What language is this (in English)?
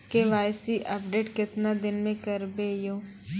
Maithili